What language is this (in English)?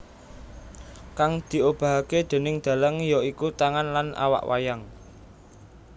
Javanese